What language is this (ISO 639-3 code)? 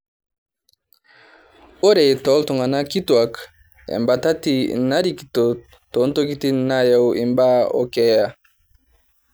mas